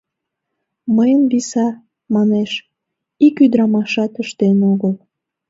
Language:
Mari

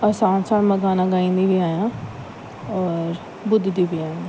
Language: Sindhi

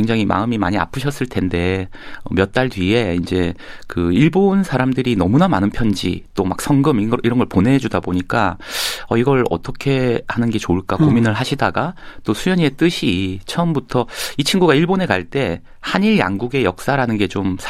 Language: Korean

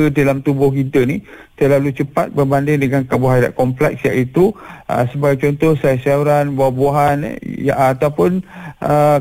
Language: Malay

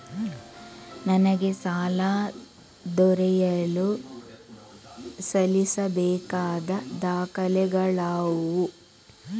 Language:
Kannada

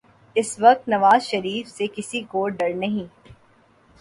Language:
Urdu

